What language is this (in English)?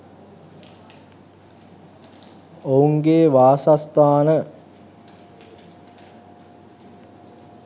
Sinhala